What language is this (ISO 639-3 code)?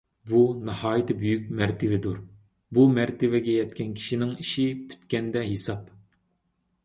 uig